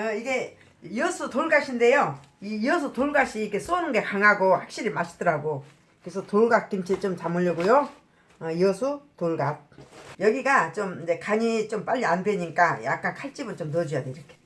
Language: Korean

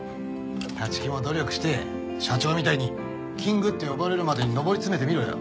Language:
Japanese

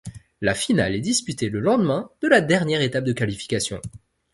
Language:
French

